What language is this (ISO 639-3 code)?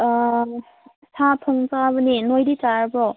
mni